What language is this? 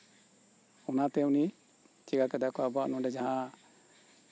Santali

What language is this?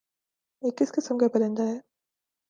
Urdu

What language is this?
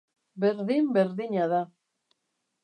Basque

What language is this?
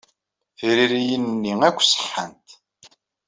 Kabyle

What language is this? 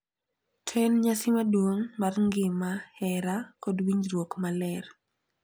Luo (Kenya and Tanzania)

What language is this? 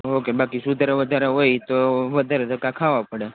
Gujarati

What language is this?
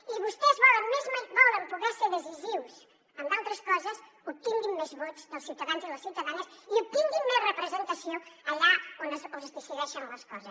Catalan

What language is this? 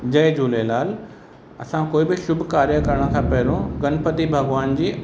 Sindhi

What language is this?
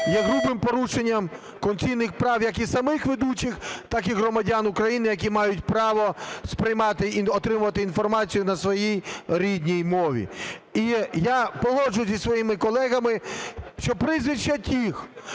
Ukrainian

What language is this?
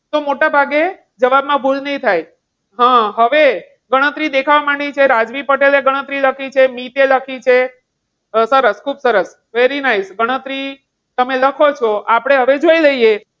Gujarati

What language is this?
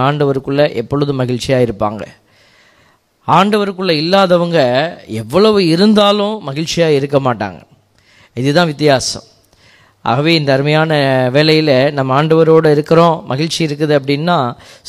Tamil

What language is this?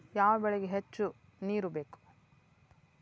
Kannada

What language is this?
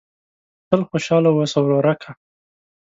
Pashto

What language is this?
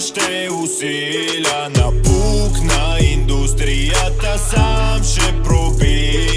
Bulgarian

